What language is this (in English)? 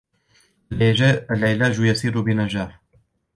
Arabic